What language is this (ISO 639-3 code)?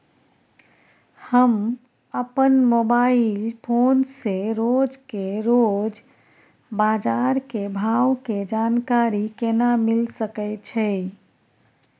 mai